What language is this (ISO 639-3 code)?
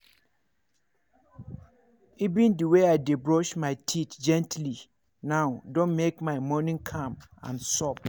pcm